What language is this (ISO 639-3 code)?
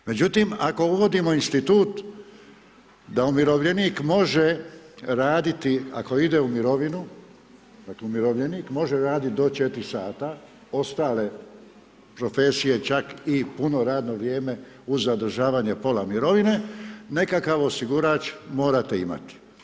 hrv